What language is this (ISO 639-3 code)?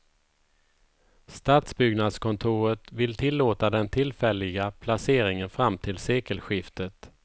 swe